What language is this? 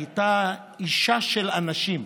Hebrew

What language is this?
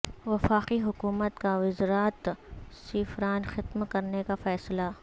Urdu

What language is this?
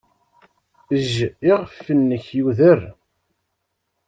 Kabyle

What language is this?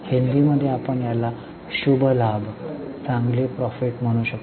Marathi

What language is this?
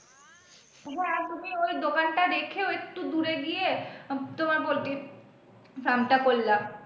Bangla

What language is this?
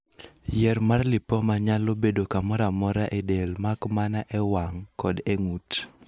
Luo (Kenya and Tanzania)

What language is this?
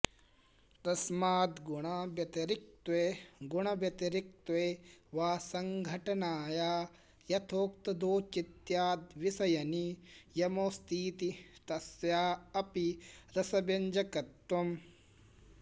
Sanskrit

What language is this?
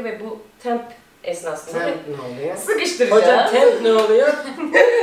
Turkish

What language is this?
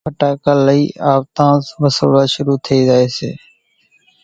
Kachi Koli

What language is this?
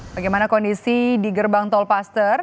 Indonesian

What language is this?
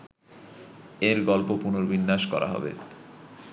Bangla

